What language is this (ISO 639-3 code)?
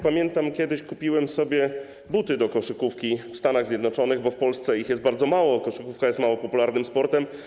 pol